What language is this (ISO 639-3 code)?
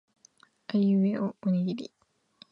jpn